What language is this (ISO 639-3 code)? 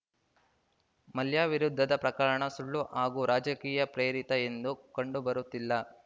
kan